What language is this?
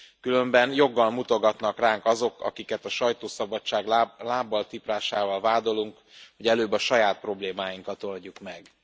Hungarian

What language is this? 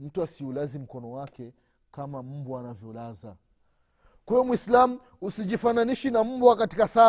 Swahili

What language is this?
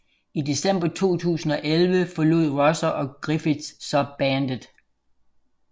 Danish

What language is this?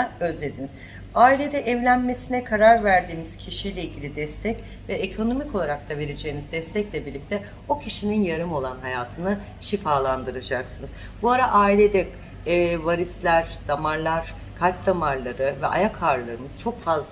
Turkish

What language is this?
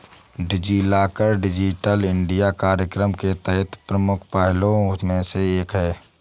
Hindi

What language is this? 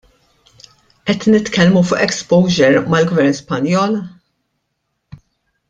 Maltese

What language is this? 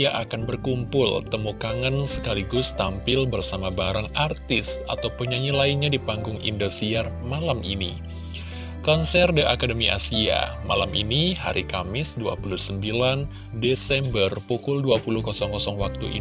Indonesian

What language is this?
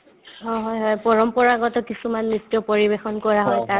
Assamese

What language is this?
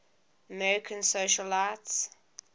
English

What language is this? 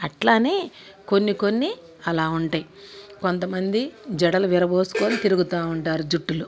Telugu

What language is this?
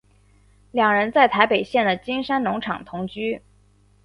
Chinese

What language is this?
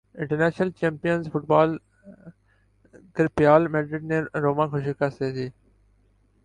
Urdu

